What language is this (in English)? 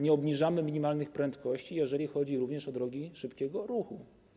Polish